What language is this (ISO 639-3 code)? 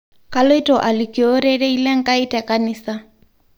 mas